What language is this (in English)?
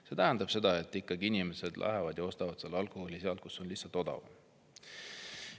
Estonian